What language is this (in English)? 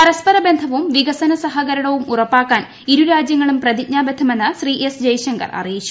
Malayalam